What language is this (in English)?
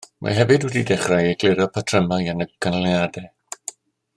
Welsh